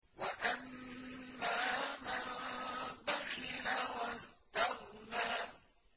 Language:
Arabic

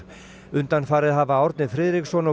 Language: Icelandic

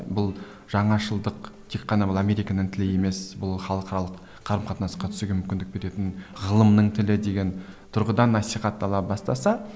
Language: Kazakh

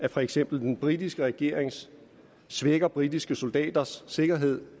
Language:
Danish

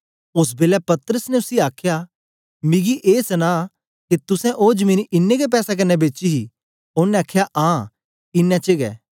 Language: Dogri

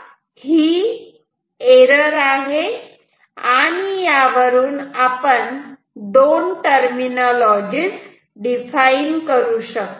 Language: Marathi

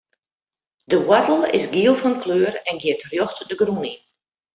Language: Western Frisian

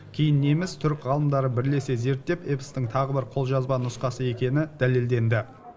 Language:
Kazakh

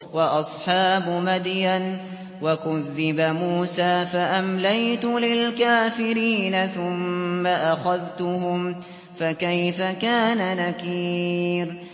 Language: Arabic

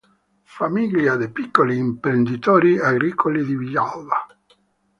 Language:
Italian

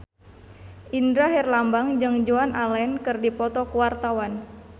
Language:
Sundanese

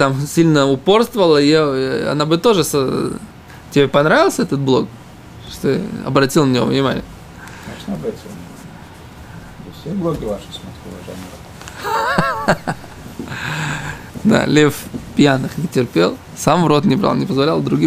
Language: Russian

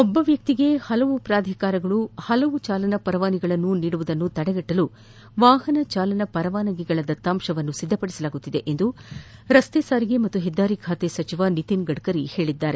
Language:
Kannada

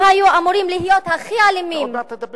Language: Hebrew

